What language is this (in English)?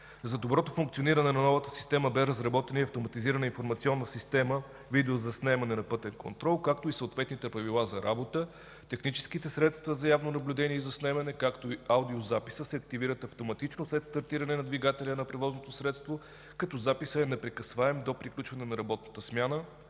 Bulgarian